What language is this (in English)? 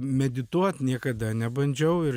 Lithuanian